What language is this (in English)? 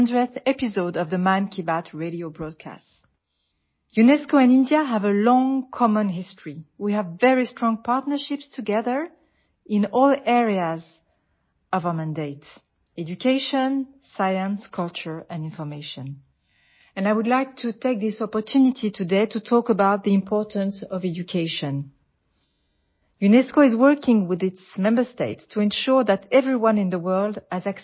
Telugu